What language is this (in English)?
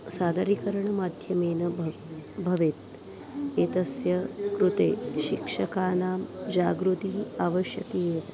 Sanskrit